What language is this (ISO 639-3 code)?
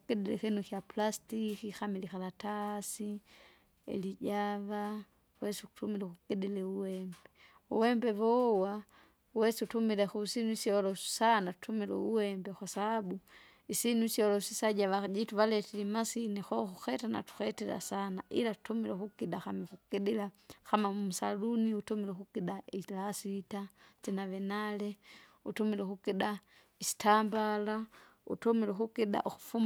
zga